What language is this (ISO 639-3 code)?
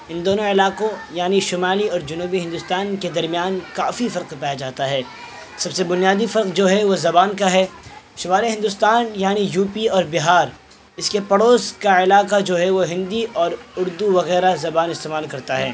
urd